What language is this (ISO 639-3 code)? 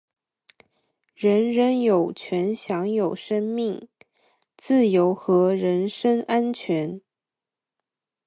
zho